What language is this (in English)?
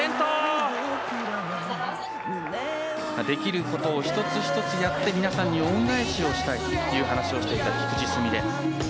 Japanese